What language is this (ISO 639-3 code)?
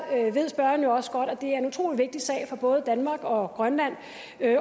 dan